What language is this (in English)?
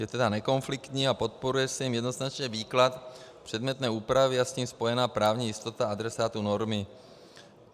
Czech